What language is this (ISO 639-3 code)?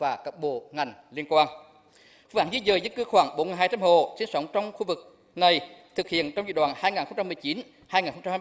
vie